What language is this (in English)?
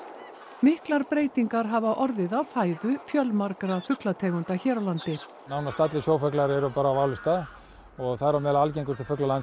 Icelandic